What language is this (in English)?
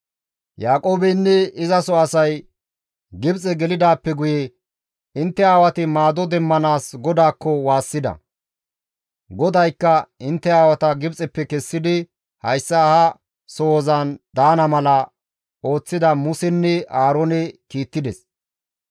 Gamo